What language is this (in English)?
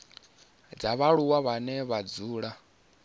Venda